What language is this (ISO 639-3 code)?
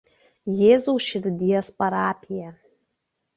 lit